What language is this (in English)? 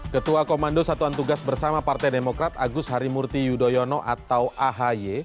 Indonesian